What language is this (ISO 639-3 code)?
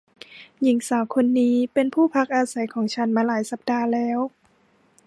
tha